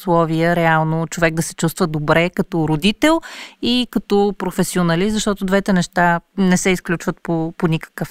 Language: Bulgarian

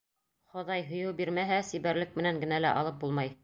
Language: Bashkir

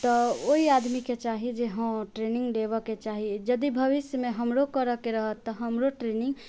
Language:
Maithili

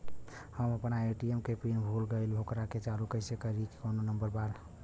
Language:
Bhojpuri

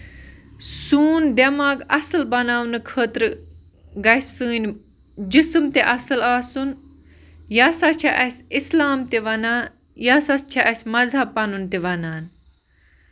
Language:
Kashmiri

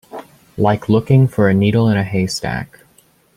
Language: English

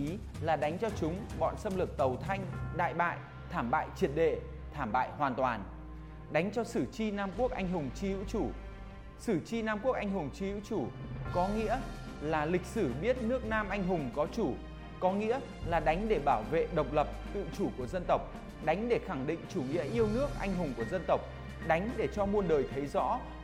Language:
Vietnamese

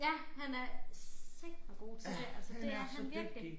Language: Danish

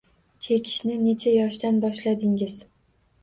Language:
Uzbek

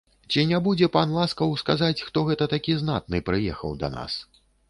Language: Belarusian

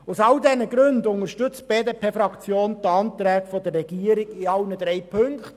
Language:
Swiss German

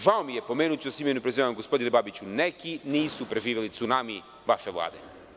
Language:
Serbian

